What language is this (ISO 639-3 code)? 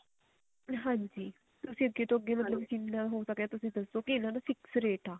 pan